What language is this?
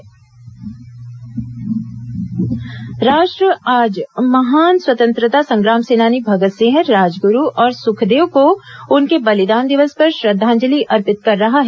Hindi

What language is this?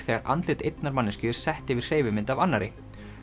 Icelandic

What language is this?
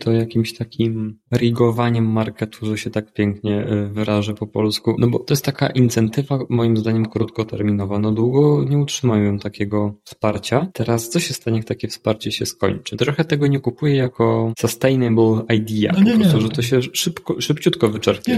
Polish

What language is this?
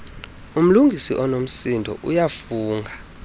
Xhosa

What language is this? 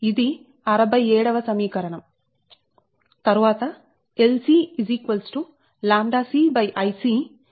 Telugu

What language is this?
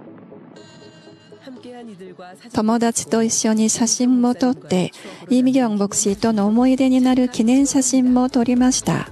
Japanese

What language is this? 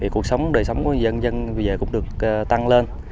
Vietnamese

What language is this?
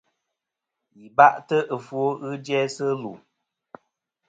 Kom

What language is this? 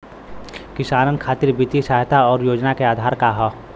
Bhojpuri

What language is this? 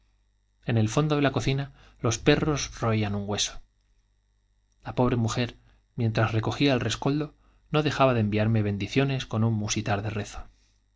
Spanish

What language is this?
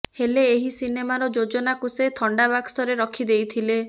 Odia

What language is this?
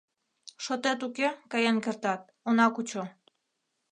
Mari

